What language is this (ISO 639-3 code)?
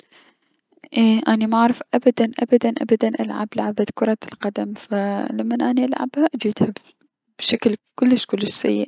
acm